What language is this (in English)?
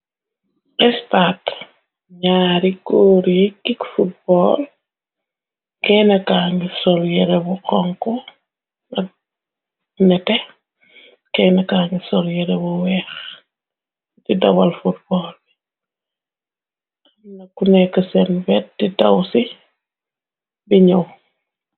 Wolof